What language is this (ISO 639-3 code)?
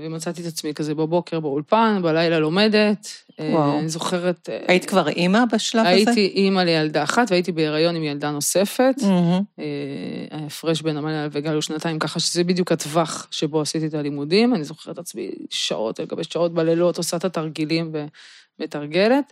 heb